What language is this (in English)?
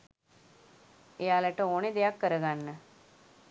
Sinhala